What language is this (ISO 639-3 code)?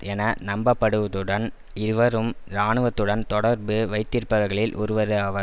tam